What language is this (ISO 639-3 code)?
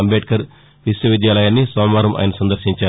tel